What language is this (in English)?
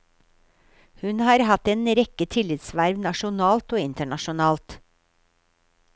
Norwegian